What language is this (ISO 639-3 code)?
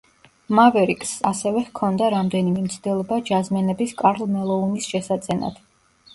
kat